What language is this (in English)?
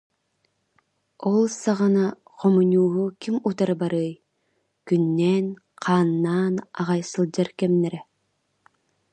Yakut